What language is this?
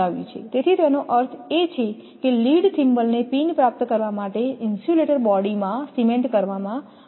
Gujarati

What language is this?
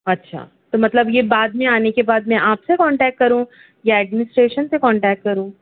Urdu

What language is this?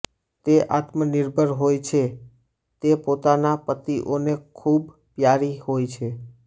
Gujarati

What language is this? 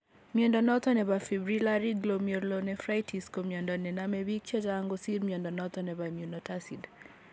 Kalenjin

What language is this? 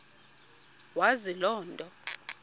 Xhosa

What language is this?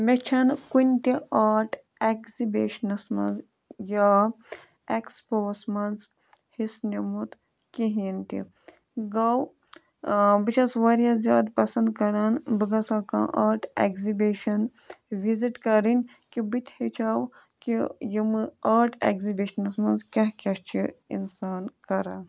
Kashmiri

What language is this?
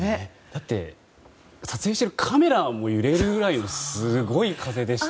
Japanese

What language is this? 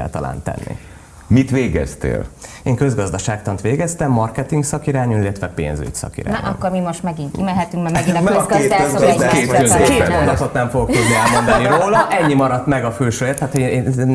Hungarian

